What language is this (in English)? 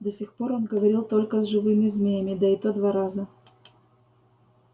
Russian